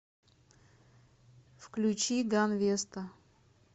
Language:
Russian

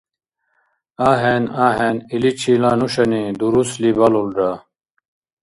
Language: Dargwa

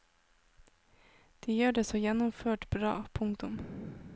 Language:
Norwegian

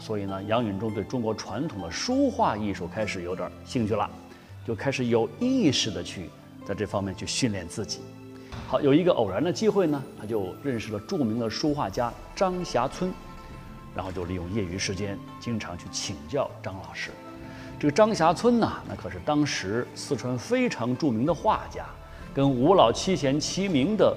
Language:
Chinese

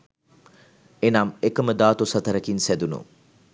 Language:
Sinhala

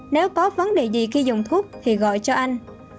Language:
Vietnamese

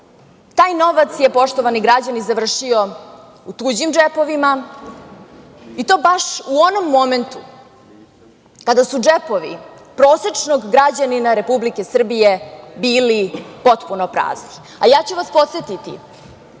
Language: Serbian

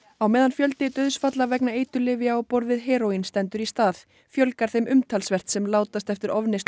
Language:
Icelandic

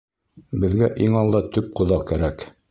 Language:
Bashkir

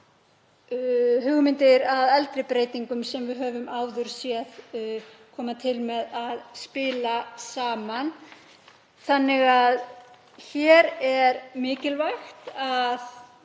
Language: Icelandic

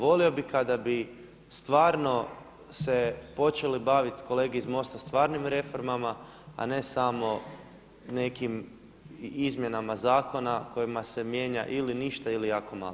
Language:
Croatian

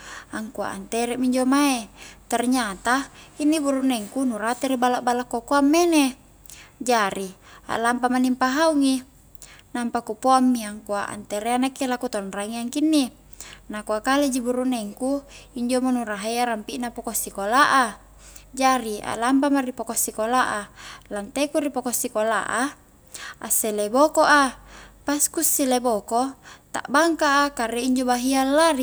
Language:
Highland Konjo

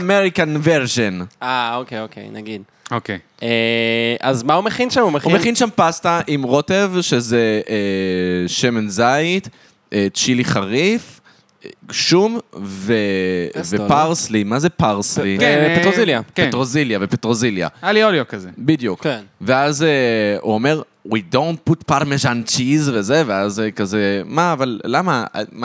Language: Hebrew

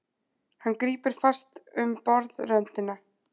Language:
Icelandic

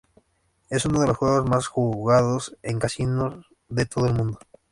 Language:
Spanish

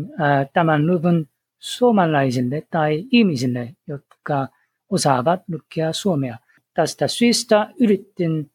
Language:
Finnish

